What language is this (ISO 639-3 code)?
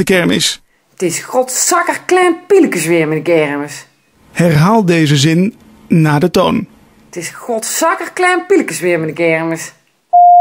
nld